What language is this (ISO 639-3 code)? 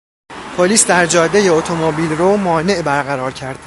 fas